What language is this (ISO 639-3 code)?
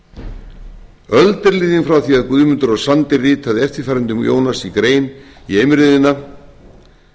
isl